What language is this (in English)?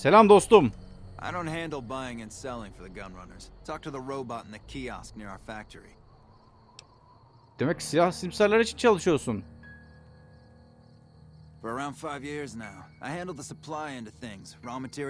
Turkish